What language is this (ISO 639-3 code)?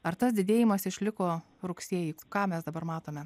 lit